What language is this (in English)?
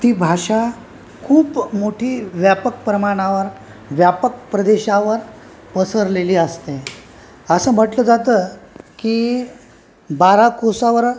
Marathi